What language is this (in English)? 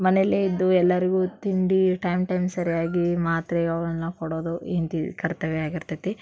Kannada